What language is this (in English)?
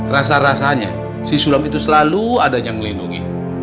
Indonesian